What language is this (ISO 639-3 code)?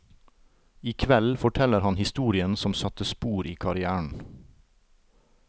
nor